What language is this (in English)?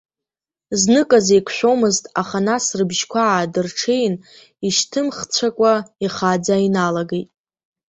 Abkhazian